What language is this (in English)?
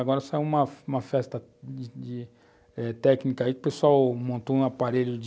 Portuguese